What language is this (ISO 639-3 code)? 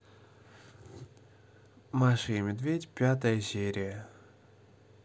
rus